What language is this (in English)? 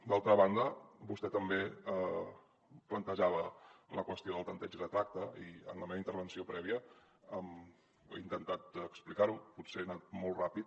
Catalan